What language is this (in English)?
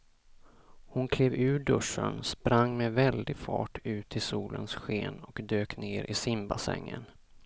Swedish